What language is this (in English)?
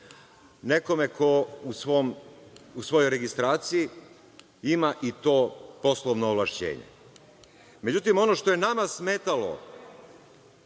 Serbian